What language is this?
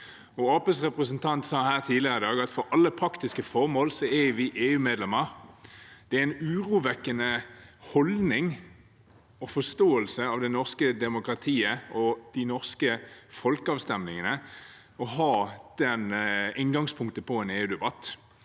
Norwegian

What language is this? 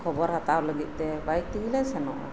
Santali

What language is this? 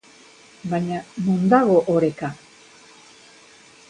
Basque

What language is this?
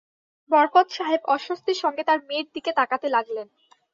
Bangla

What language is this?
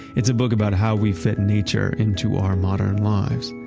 English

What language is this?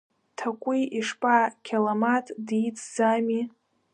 Abkhazian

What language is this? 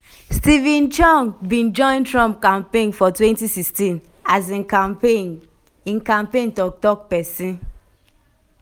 Nigerian Pidgin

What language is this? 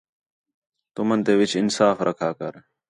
Khetrani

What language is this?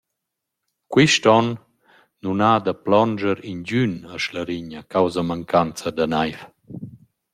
Romansh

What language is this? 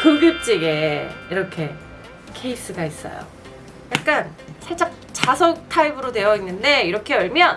Korean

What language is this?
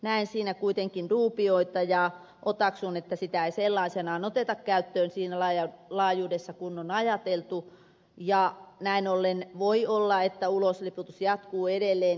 Finnish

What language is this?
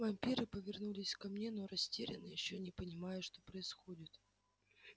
Russian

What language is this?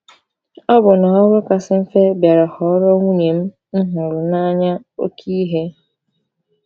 Igbo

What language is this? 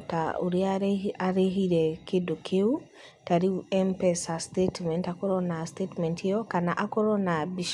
Kikuyu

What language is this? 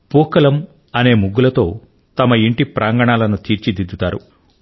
Telugu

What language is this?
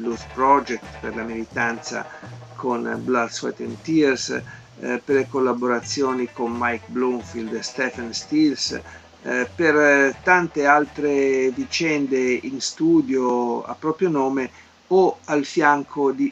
Italian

